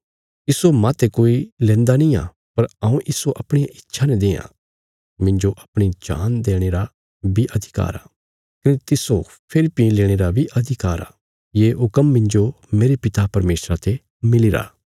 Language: Bilaspuri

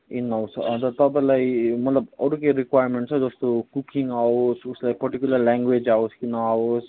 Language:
Nepali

